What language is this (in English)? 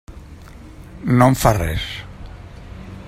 Catalan